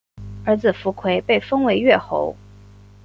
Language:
Chinese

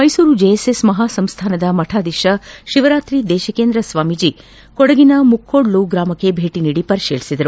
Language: Kannada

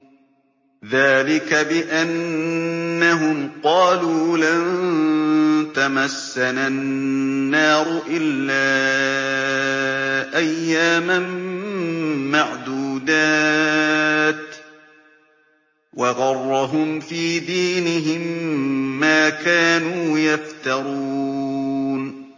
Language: Arabic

